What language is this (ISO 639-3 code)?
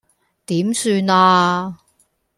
yue